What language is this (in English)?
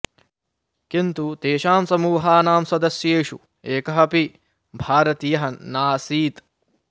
Sanskrit